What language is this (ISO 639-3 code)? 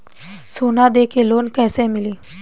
bho